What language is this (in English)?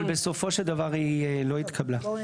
Hebrew